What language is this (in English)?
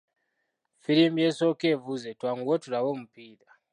Ganda